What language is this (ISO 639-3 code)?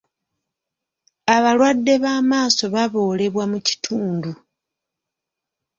lug